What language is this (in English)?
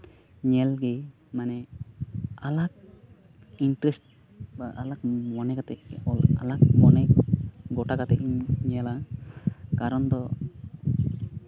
Santali